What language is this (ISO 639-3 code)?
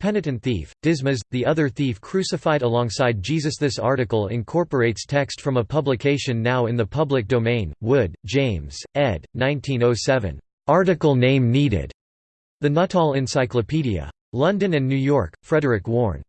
eng